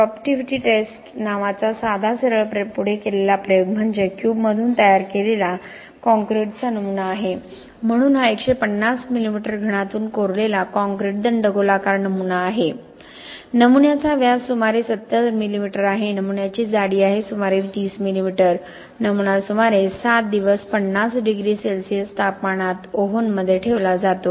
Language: Marathi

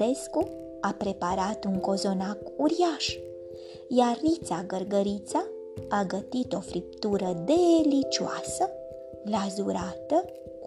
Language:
Romanian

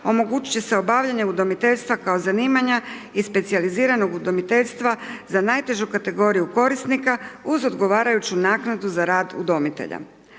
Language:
Croatian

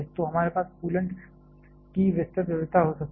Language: Hindi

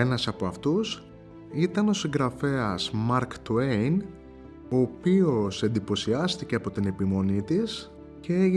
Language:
Greek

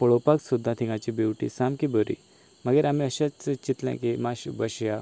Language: Konkani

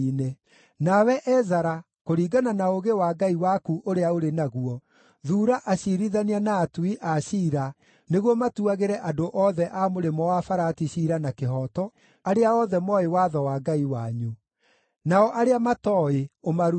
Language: Kikuyu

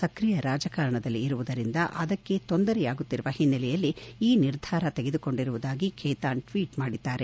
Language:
Kannada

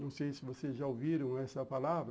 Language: Portuguese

